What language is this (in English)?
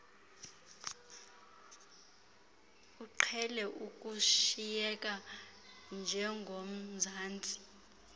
Xhosa